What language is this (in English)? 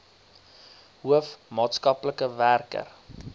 Afrikaans